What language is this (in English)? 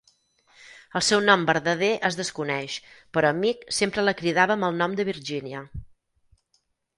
Catalan